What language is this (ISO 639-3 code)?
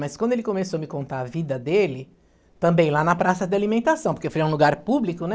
por